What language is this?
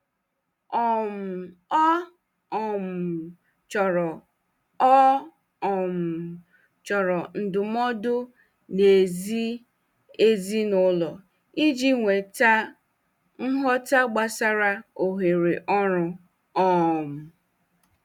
Igbo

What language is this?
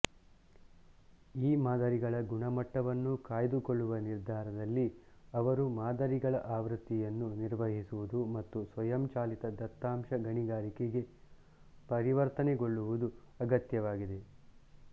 Kannada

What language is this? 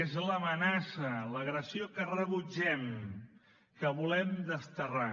Catalan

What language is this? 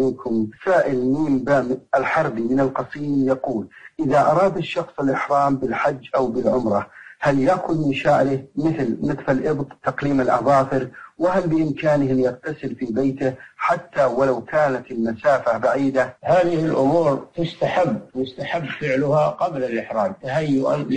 Arabic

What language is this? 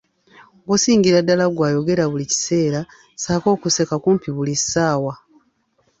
Ganda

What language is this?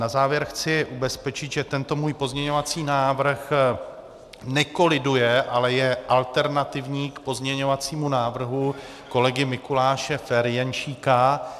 Czech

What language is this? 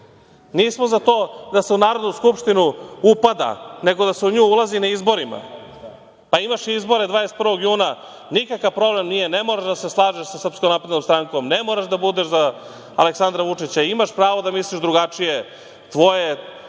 Serbian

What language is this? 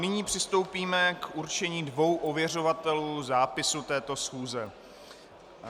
Czech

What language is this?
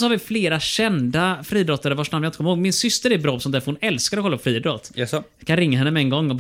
Swedish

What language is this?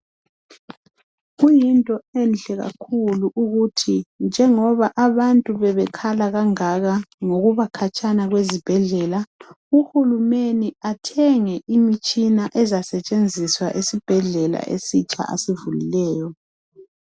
North Ndebele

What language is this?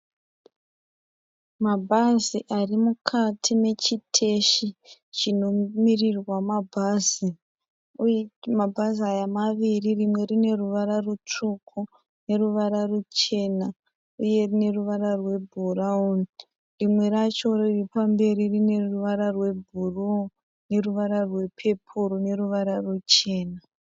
Shona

